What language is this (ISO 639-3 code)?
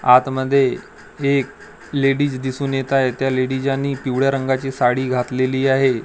mar